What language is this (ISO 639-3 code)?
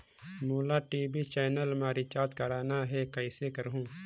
hne